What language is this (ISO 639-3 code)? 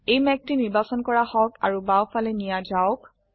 asm